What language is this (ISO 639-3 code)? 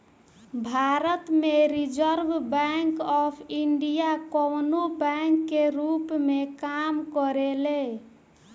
bho